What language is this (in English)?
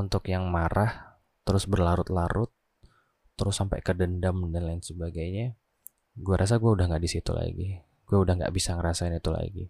Indonesian